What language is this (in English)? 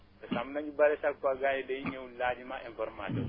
Wolof